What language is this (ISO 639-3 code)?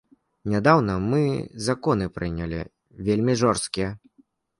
bel